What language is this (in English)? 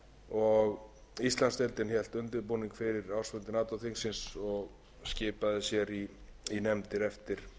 Icelandic